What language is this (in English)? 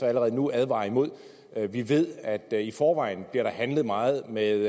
Danish